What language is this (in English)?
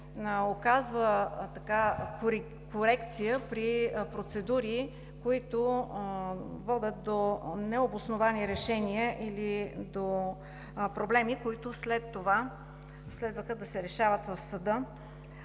Bulgarian